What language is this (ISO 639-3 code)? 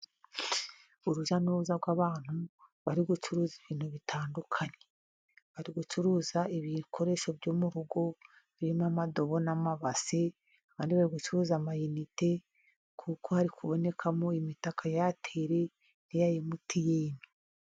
kin